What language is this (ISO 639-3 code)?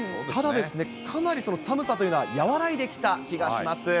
jpn